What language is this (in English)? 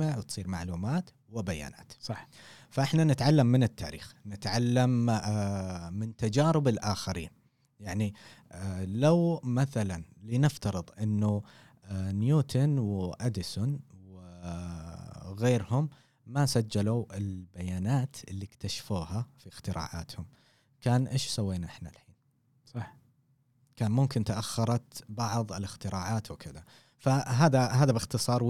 Arabic